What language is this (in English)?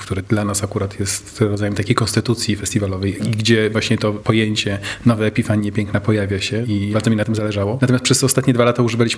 Polish